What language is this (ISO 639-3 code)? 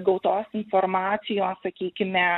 lit